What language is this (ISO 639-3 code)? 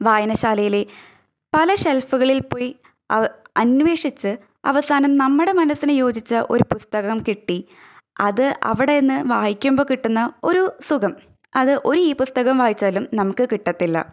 mal